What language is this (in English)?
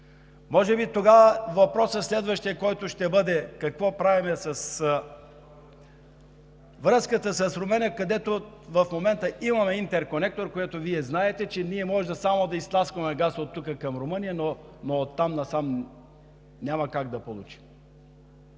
Bulgarian